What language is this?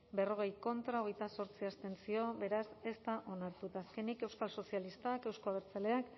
Basque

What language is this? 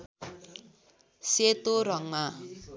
Nepali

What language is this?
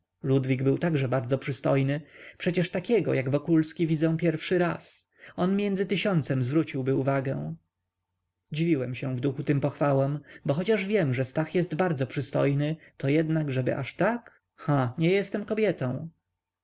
Polish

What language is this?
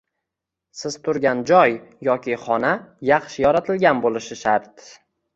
Uzbek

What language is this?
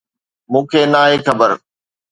Sindhi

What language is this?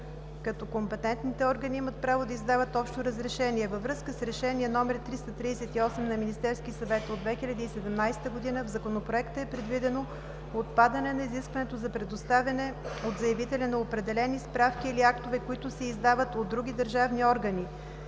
Bulgarian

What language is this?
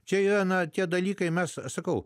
Lithuanian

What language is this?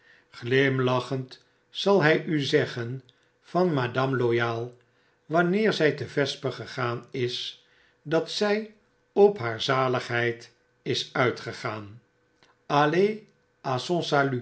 Dutch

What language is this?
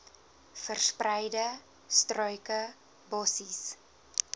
Afrikaans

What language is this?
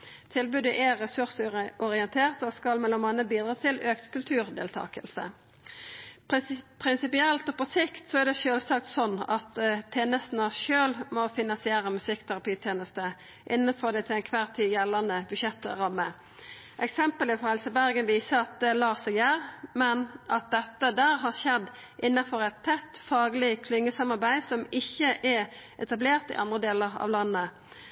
Norwegian Nynorsk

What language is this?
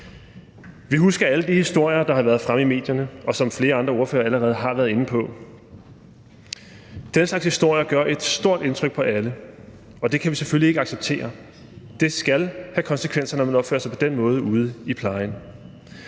Danish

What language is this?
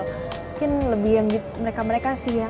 Indonesian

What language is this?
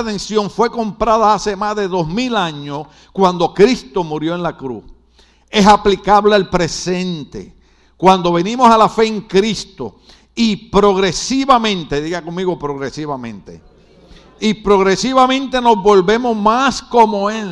Spanish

